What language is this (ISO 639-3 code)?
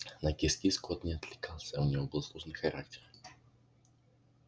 rus